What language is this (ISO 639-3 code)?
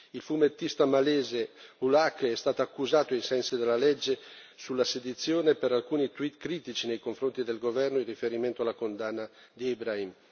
ita